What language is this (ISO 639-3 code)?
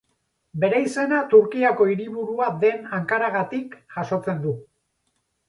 eus